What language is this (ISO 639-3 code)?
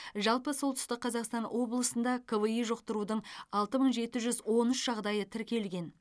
kaz